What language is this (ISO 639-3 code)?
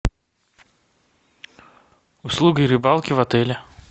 rus